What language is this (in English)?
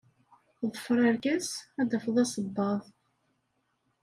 Kabyle